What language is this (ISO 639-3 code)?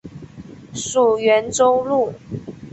zho